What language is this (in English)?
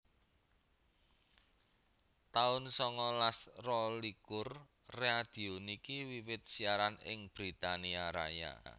Javanese